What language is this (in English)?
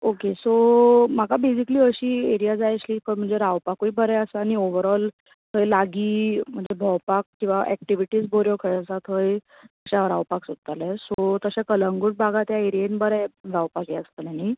Konkani